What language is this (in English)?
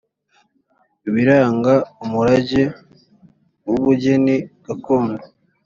Kinyarwanda